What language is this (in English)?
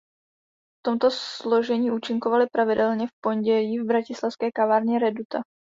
Czech